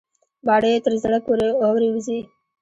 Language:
Pashto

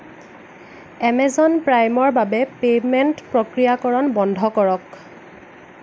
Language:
Assamese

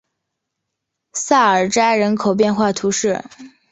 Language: Chinese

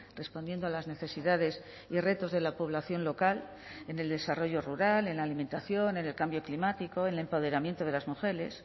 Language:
Spanish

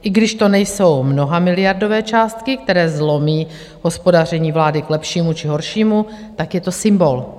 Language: Czech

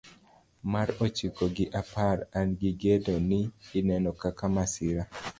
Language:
Luo (Kenya and Tanzania)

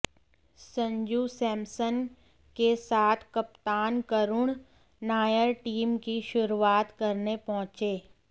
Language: Hindi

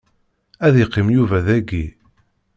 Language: Kabyle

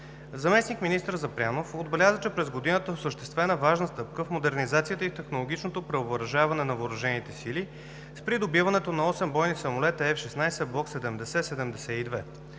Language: Bulgarian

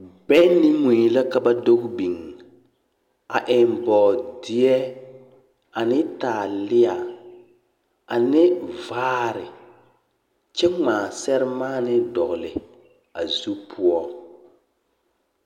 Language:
Southern Dagaare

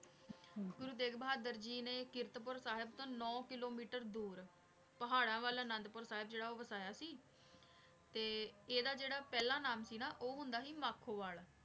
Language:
Punjabi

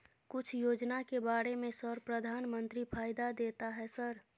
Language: Maithili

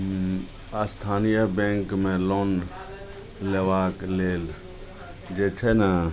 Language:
Maithili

